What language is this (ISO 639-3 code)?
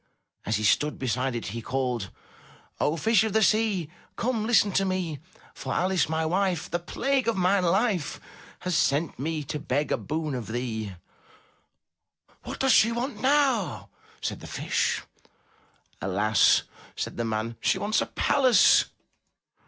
eng